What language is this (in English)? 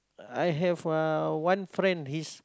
English